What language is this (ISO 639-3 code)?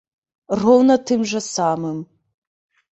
bel